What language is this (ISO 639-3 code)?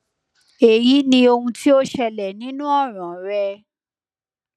yor